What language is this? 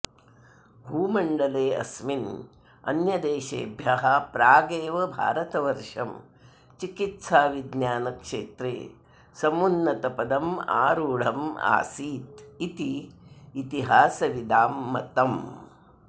Sanskrit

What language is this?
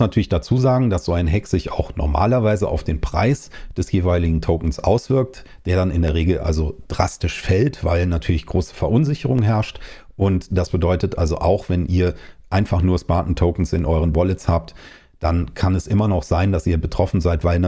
German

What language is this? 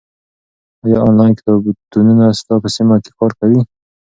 Pashto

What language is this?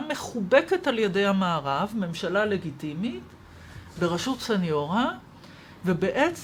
Hebrew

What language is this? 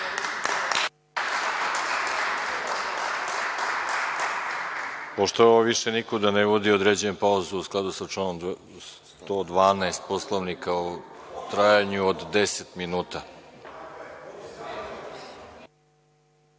Serbian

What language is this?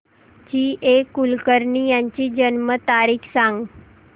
Marathi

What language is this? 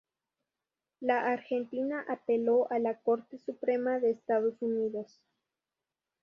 Spanish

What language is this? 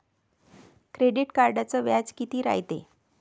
Marathi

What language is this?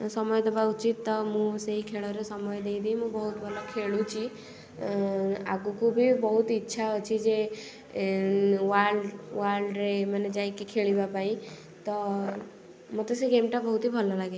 Odia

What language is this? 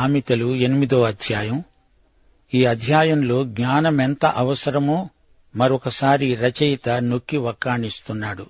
Telugu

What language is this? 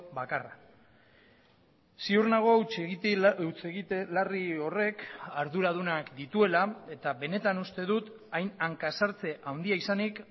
Basque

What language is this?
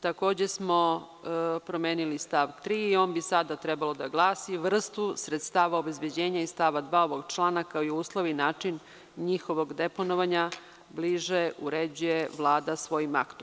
Serbian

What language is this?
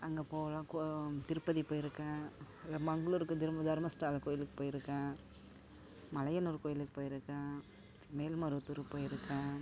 Tamil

